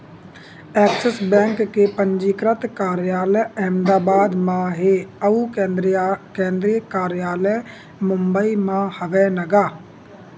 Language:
Chhattisgarhi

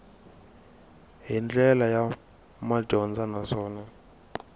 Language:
Tsonga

